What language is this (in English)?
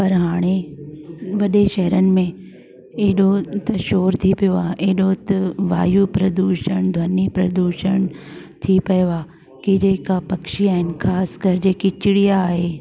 Sindhi